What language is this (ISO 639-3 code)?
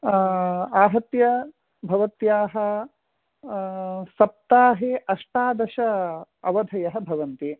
san